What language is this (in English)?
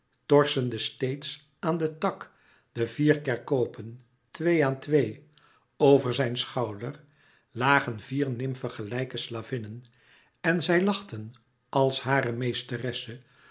Dutch